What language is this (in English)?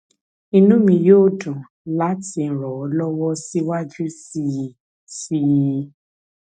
Yoruba